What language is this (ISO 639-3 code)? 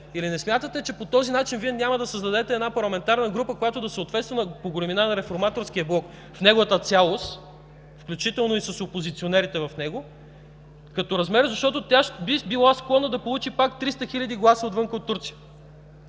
bul